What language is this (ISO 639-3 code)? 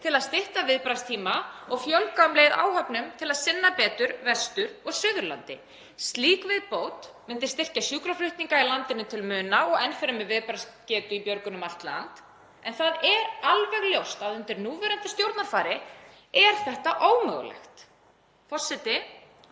isl